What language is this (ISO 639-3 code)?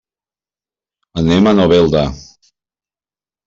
cat